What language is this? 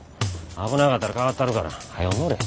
Japanese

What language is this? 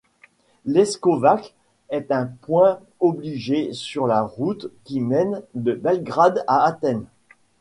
French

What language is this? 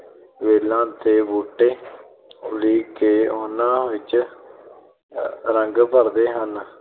Punjabi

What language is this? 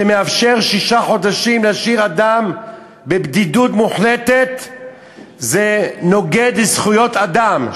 Hebrew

